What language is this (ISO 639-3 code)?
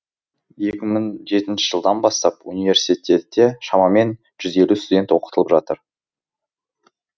kaz